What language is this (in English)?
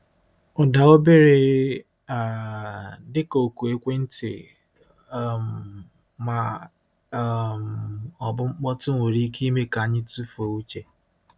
Igbo